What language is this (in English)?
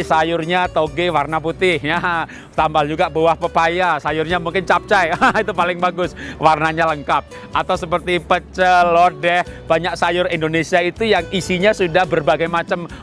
Indonesian